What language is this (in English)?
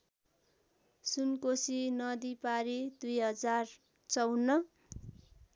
Nepali